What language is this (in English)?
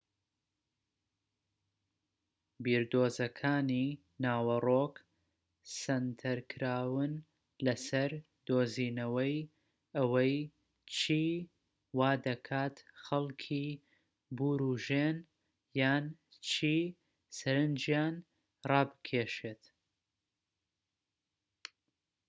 Central Kurdish